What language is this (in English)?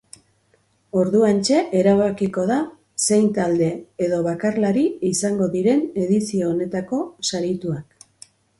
Basque